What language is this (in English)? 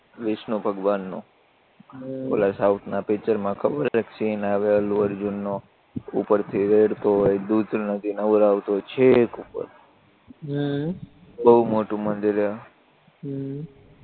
Gujarati